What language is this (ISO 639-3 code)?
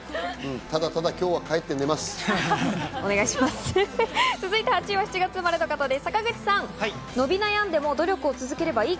jpn